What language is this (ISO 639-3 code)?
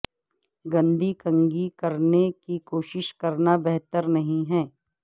urd